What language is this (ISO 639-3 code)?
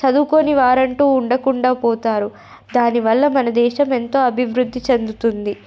tel